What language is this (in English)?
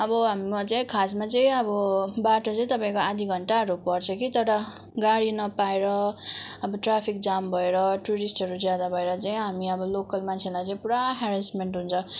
Nepali